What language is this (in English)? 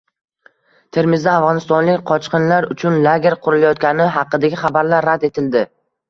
Uzbek